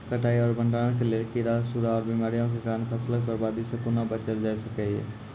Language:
Maithili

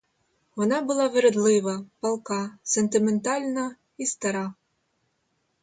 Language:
Ukrainian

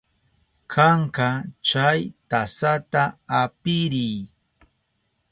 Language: Southern Pastaza Quechua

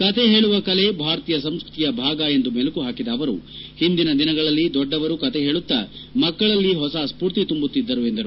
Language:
Kannada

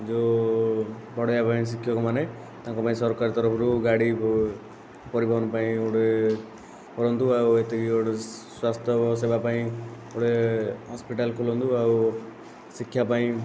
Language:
Odia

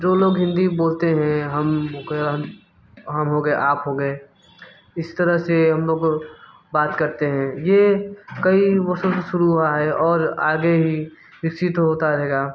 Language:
Hindi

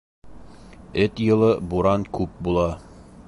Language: Bashkir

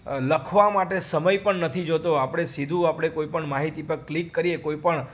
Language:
Gujarati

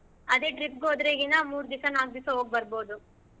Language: Kannada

